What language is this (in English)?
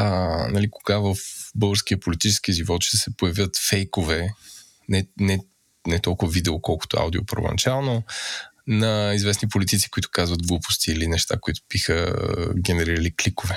Bulgarian